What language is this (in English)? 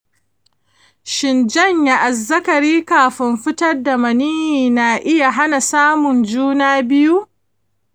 Hausa